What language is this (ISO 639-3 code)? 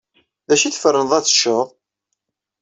kab